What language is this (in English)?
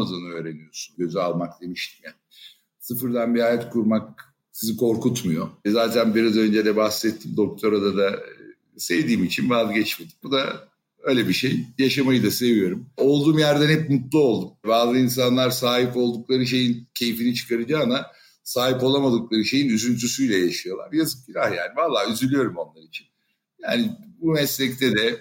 Turkish